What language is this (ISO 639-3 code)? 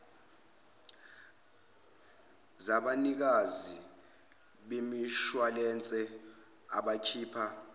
zul